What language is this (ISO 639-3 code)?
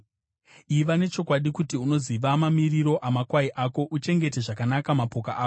sna